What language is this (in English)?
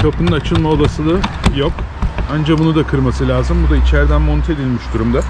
Turkish